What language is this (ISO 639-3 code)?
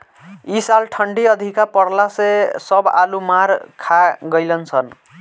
bho